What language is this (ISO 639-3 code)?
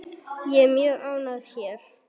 isl